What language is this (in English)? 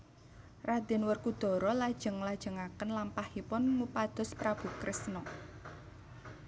Javanese